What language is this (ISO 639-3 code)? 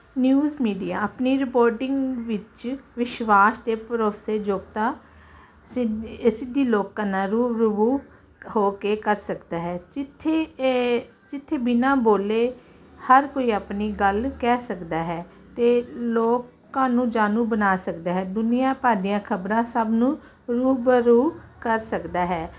pan